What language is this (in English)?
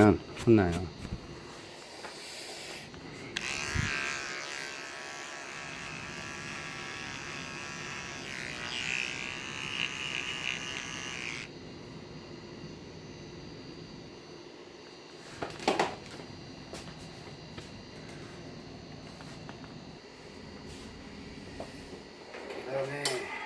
Korean